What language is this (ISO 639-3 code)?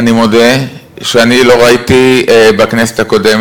heb